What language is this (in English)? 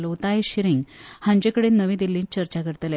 Konkani